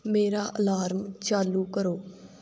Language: Punjabi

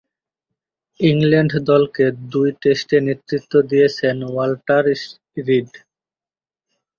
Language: Bangla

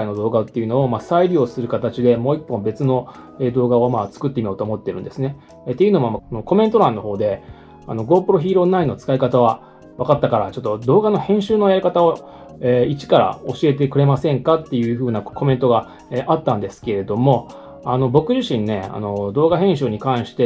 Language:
Japanese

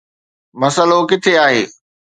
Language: Sindhi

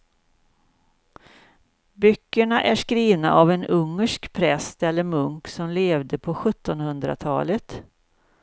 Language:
Swedish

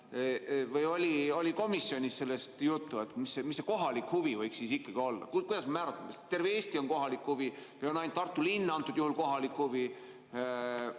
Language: Estonian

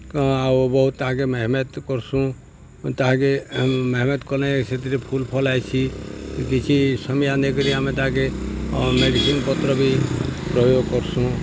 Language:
Odia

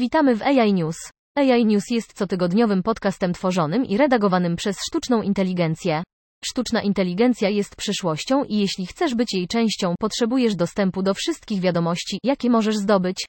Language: Polish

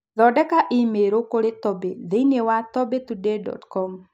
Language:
Kikuyu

